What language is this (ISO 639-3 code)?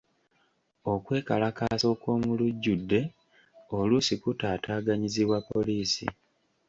lug